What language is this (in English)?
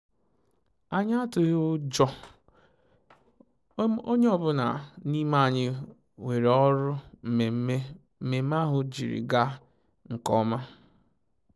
Igbo